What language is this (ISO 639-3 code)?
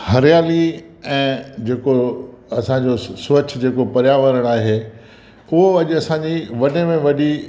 snd